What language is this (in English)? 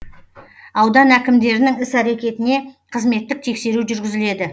Kazakh